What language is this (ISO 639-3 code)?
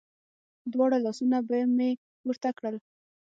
pus